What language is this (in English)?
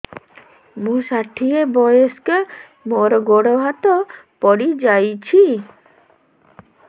Odia